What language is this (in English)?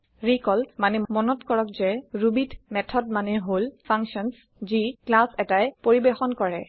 Assamese